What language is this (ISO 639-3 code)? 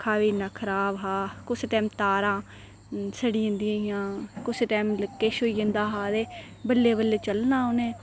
doi